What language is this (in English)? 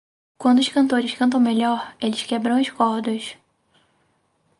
Portuguese